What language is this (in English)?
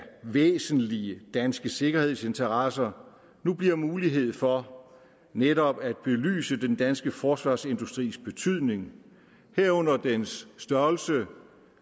Danish